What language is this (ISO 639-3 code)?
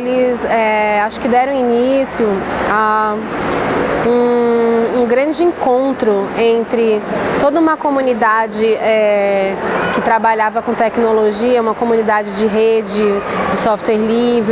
por